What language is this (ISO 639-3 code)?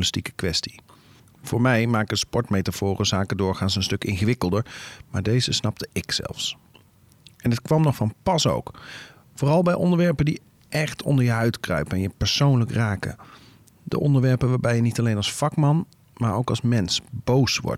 nld